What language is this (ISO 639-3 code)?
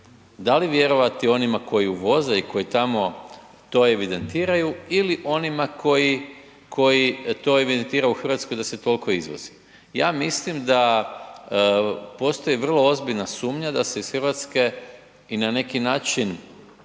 hrv